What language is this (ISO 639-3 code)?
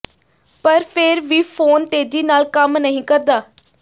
pan